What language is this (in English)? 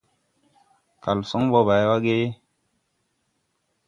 Tupuri